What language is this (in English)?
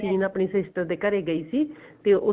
Punjabi